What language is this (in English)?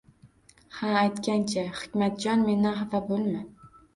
Uzbek